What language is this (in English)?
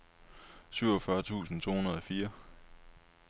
Danish